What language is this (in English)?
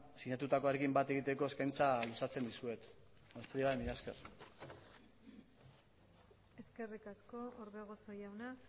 Basque